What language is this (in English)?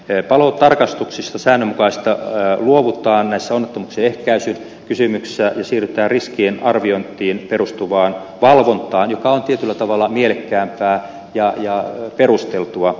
Finnish